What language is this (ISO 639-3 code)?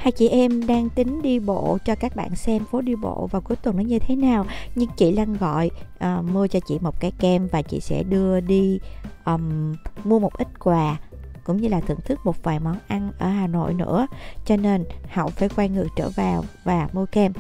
vie